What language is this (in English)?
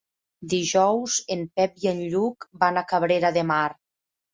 Catalan